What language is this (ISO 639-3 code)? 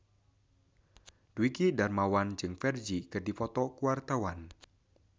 sun